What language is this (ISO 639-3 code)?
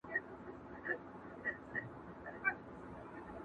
pus